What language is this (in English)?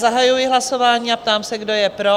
Czech